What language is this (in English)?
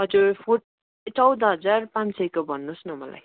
Nepali